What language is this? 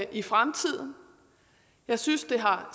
Danish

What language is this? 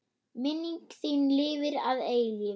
Icelandic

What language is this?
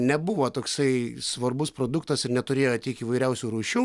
Lithuanian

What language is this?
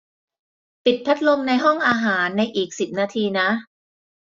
Thai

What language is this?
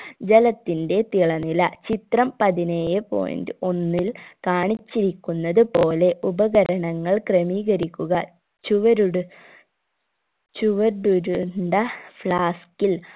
Malayalam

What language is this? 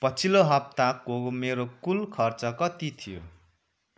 Nepali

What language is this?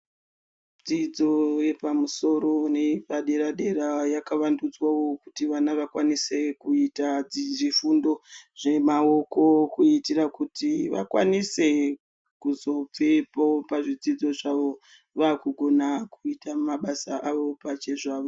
Ndau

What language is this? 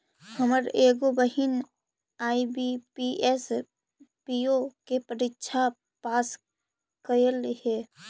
Magahi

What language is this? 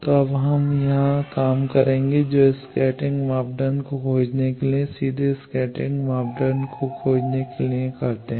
Hindi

